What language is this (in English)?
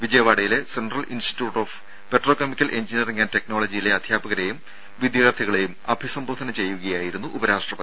Malayalam